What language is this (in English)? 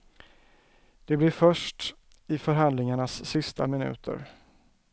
Swedish